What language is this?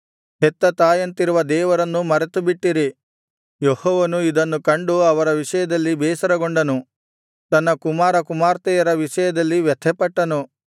Kannada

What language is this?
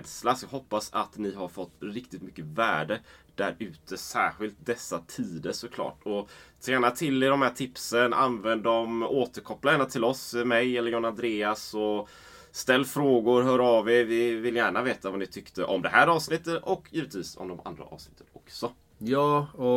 Swedish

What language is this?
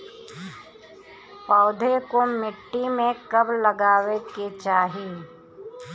Bhojpuri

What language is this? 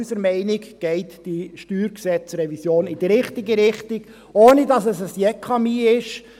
Swiss German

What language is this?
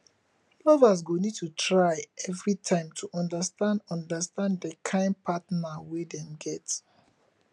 Nigerian Pidgin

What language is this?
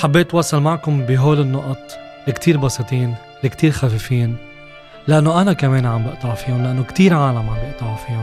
Arabic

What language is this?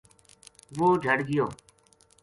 Gujari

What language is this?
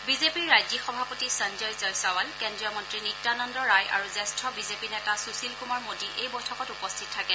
Assamese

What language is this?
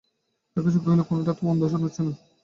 Bangla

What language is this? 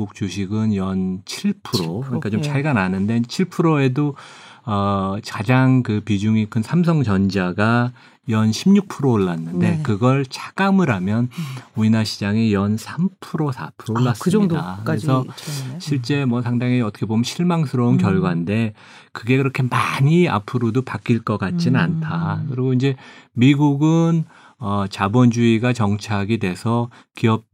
Korean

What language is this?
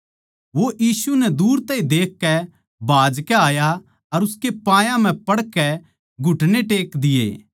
Haryanvi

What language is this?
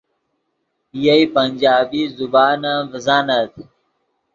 Yidgha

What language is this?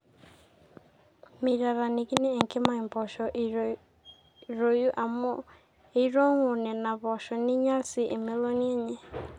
Masai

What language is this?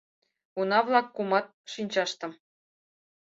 Mari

